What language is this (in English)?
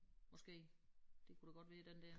Danish